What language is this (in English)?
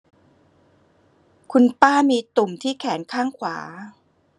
Thai